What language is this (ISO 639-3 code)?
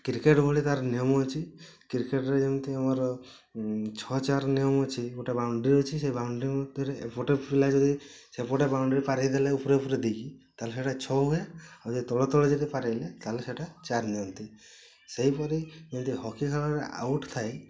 ori